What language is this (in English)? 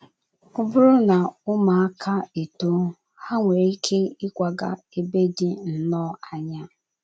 Igbo